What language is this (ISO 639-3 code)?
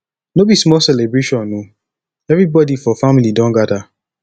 pcm